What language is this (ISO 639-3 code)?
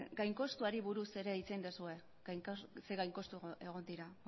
eus